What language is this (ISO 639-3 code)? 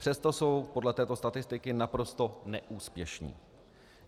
ces